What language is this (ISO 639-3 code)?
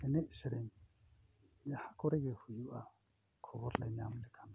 sat